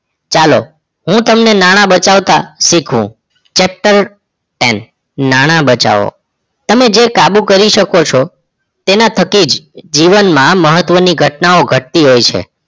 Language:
Gujarati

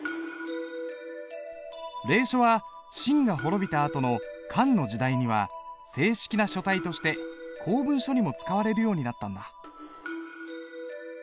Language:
Japanese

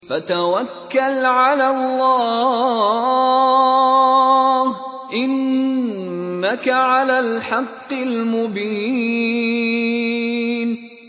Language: Arabic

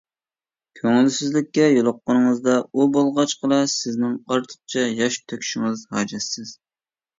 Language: Uyghur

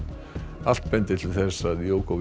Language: Icelandic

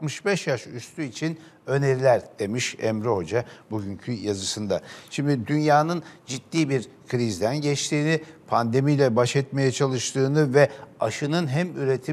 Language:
Turkish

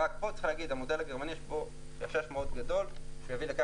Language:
Hebrew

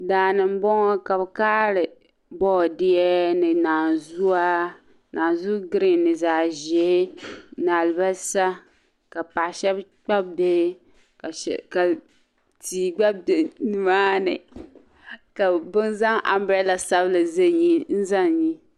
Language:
Dagbani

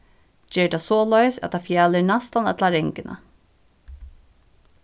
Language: Faroese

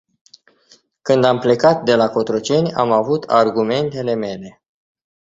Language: Romanian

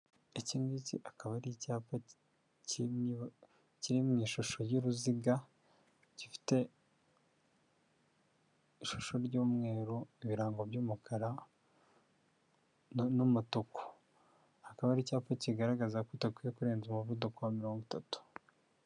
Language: Kinyarwanda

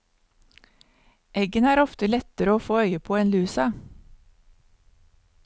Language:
Norwegian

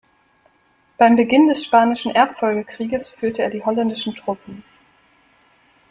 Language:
German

